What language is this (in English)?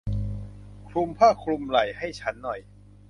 Thai